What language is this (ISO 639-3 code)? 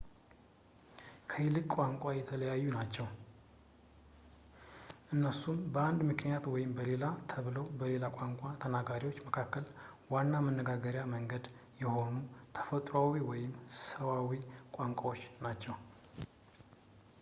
amh